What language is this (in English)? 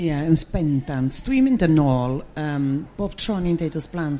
Welsh